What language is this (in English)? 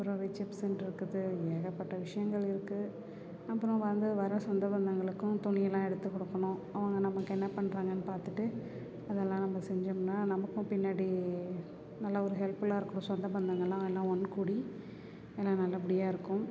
Tamil